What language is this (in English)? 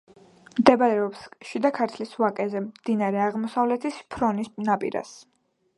Georgian